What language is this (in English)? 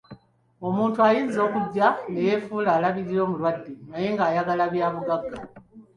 Ganda